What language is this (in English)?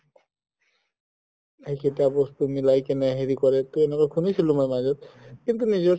Assamese